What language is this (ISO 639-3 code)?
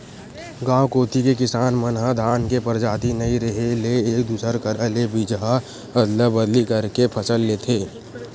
hne